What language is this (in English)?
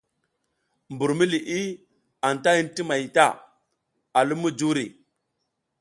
South Giziga